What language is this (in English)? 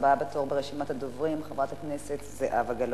Hebrew